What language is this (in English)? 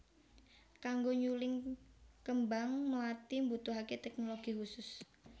Javanese